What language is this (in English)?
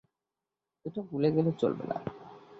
Bangla